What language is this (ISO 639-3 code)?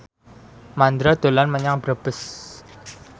jav